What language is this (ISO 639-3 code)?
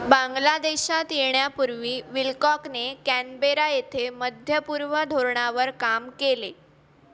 mar